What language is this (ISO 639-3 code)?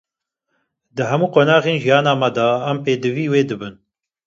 kur